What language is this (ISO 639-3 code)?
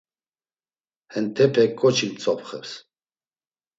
lzz